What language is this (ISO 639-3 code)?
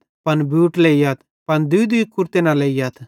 bhd